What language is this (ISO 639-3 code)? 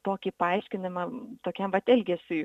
lit